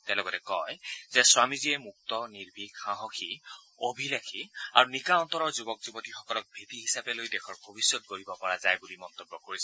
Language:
Assamese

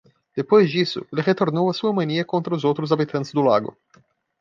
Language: Portuguese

